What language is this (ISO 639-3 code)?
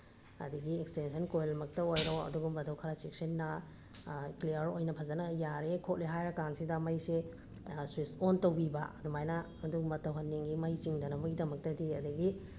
mni